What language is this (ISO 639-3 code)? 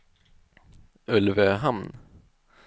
swe